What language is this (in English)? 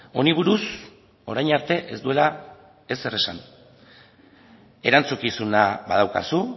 Basque